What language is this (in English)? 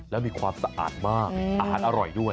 Thai